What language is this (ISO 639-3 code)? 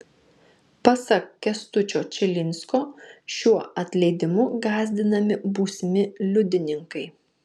lit